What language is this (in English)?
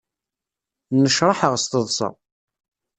Kabyle